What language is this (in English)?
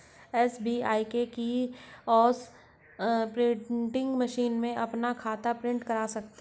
Hindi